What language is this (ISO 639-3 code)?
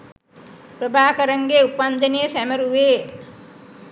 sin